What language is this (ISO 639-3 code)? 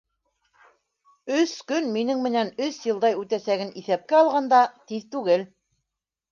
bak